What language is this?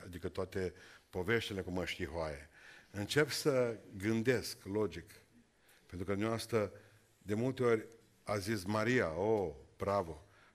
Romanian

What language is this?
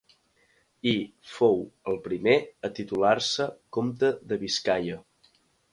Catalan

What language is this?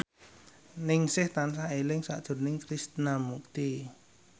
Javanese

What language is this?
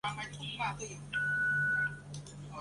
Chinese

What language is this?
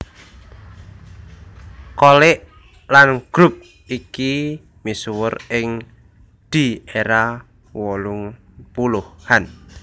Javanese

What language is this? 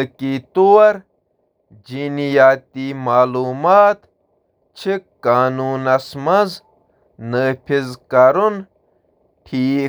Kashmiri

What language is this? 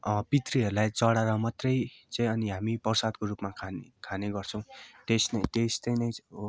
Nepali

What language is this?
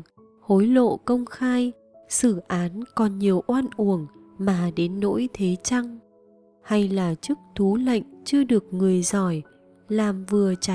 Vietnamese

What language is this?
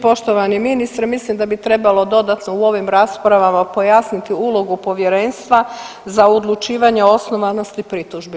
Croatian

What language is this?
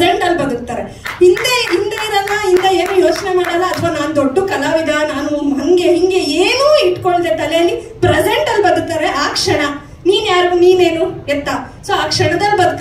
Kannada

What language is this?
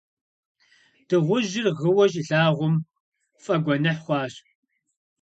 Kabardian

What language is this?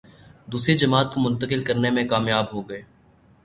Urdu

